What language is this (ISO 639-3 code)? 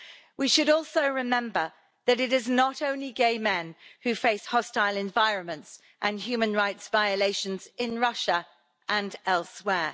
eng